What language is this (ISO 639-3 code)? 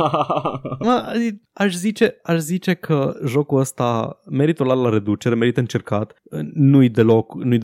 ron